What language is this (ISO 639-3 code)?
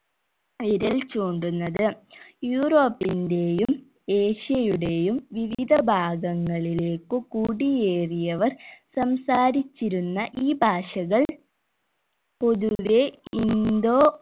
mal